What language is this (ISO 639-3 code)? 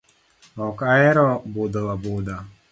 luo